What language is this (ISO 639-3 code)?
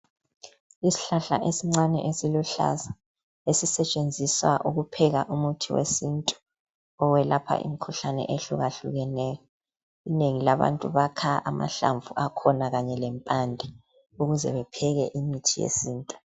nde